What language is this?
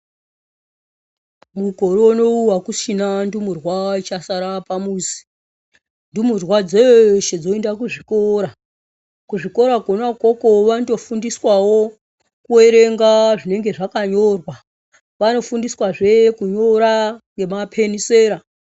Ndau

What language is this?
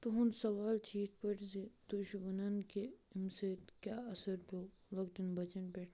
Kashmiri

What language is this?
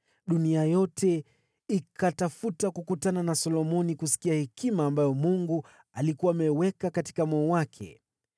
Swahili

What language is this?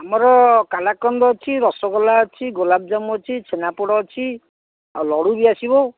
Odia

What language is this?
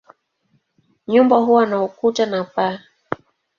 Swahili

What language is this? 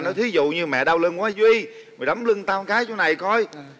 Vietnamese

